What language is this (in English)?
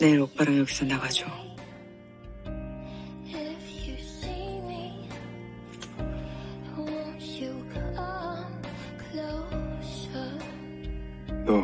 Korean